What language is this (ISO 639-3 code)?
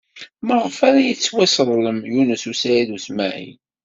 kab